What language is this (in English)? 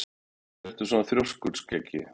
Icelandic